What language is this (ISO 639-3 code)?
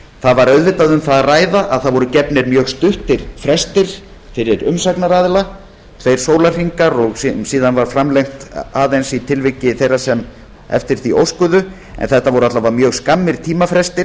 isl